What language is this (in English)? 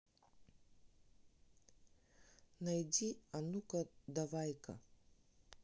Russian